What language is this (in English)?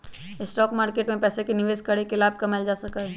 Magahi